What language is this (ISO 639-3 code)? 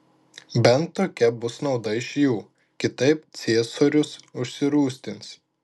lit